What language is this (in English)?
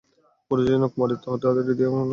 Bangla